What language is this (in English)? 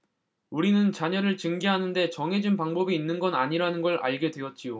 Korean